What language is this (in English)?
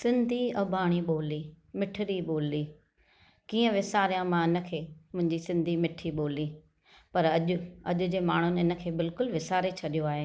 Sindhi